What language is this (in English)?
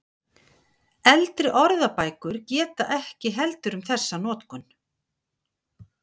Icelandic